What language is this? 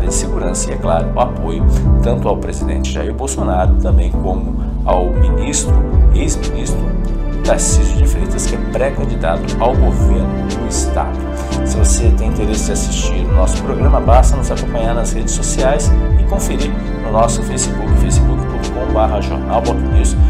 Portuguese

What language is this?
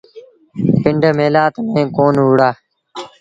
Sindhi Bhil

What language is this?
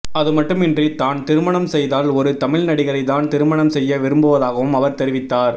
Tamil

